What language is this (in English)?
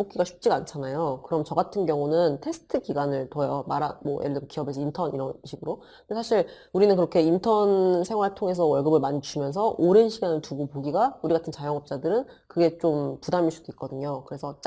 Korean